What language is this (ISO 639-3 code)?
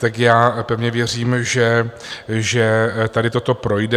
ces